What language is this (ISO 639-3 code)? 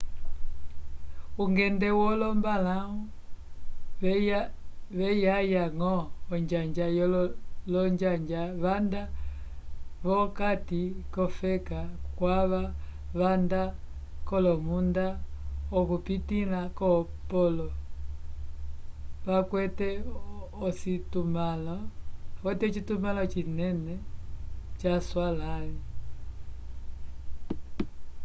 umb